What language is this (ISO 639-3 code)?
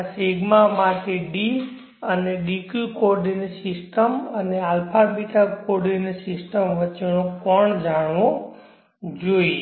guj